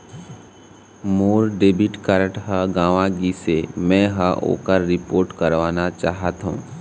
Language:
Chhattisgarhi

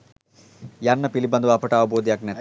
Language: Sinhala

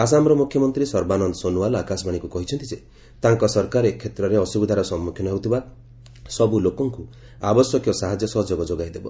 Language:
Odia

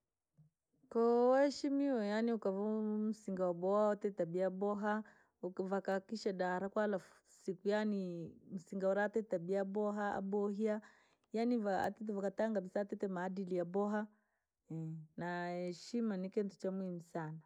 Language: Langi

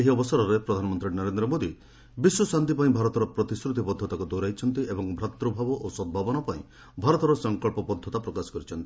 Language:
Odia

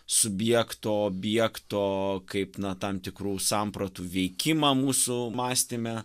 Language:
Lithuanian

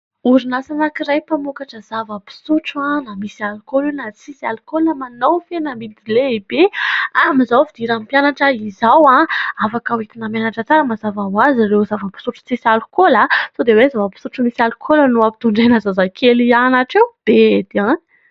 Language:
Malagasy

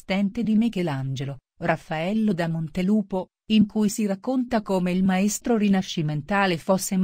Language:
Italian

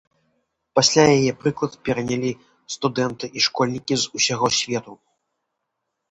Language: Belarusian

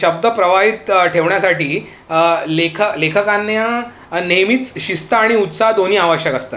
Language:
Marathi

